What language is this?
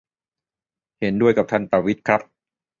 Thai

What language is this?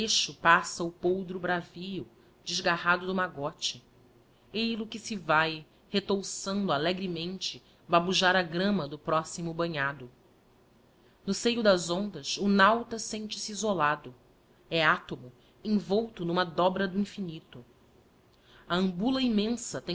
Portuguese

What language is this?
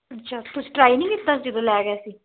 Punjabi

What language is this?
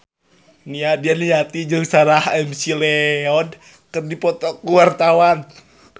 Sundanese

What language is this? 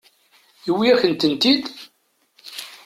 Kabyle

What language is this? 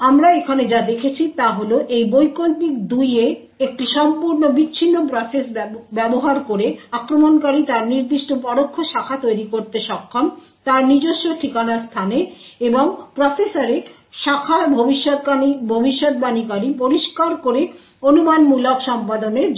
Bangla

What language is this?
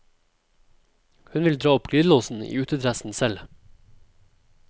Norwegian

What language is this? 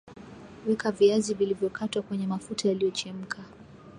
Swahili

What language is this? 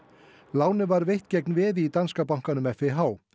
Icelandic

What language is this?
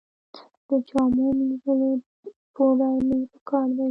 Pashto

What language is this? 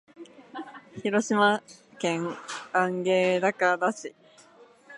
Japanese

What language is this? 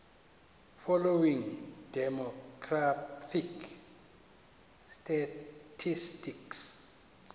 Xhosa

